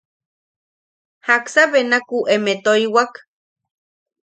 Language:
Yaqui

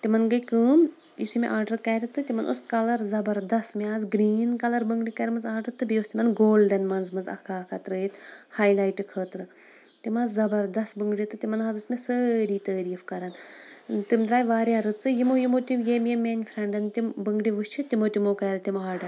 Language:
Kashmiri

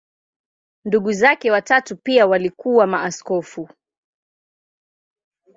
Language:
Swahili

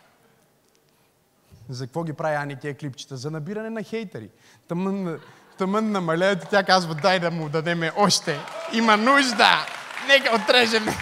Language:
Bulgarian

